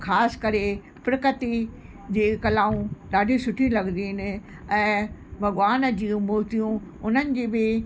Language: Sindhi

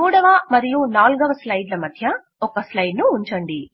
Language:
Telugu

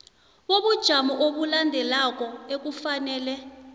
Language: South Ndebele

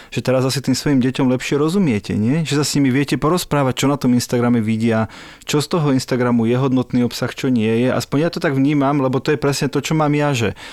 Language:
Slovak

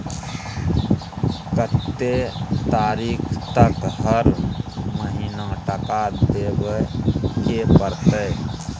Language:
Maithili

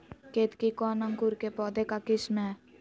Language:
Magahi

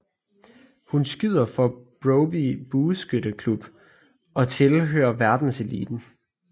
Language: Danish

